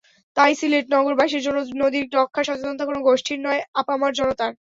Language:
Bangla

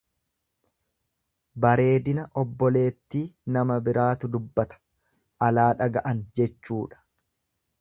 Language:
Oromo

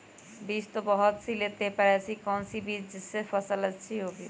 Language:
Magahi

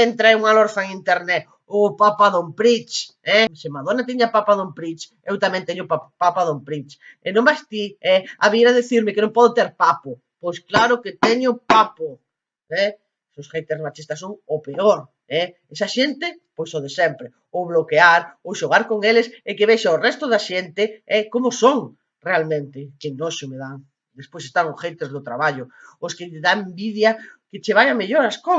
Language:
Galician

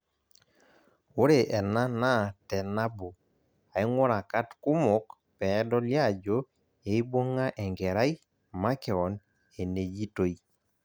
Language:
Masai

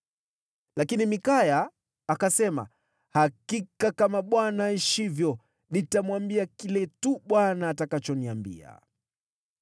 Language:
Swahili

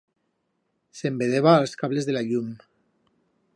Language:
Aragonese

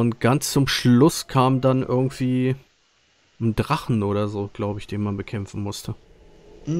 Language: German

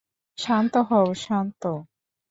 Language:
Bangla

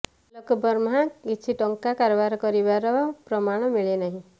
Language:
Odia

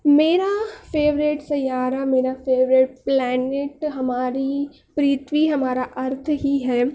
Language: Urdu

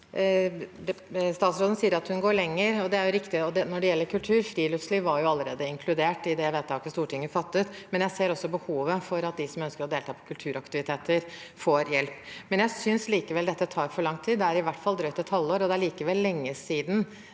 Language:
Norwegian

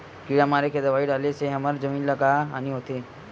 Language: Chhattisgarhi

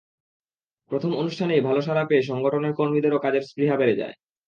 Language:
Bangla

